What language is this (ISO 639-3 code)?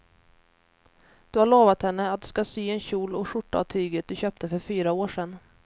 swe